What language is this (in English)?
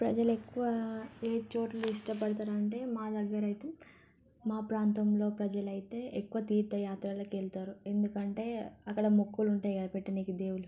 Telugu